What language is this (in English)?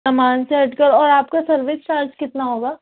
Urdu